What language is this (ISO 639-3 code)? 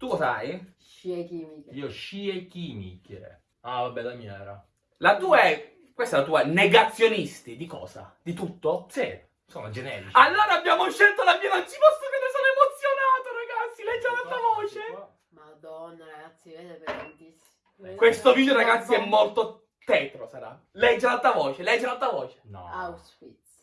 ita